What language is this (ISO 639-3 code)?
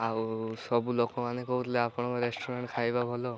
ori